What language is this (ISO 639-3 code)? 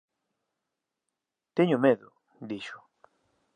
glg